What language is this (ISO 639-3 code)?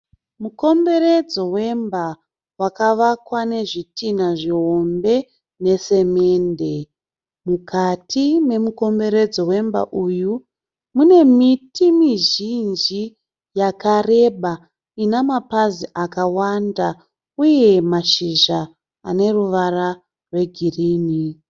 sna